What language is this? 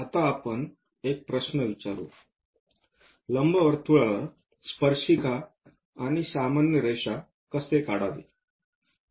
Marathi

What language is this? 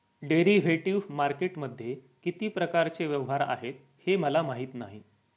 Marathi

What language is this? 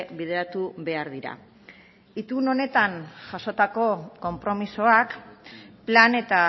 Basque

